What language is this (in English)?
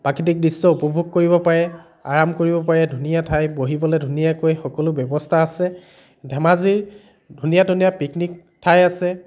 Assamese